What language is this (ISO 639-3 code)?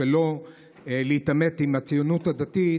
heb